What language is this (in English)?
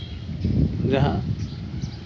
Santali